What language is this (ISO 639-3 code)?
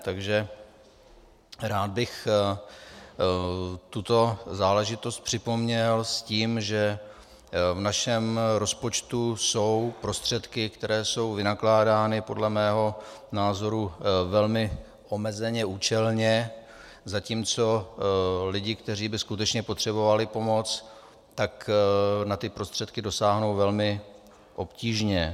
ces